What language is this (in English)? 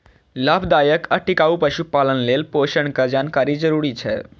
Maithili